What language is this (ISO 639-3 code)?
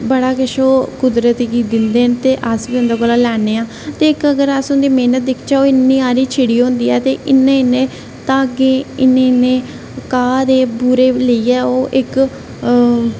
doi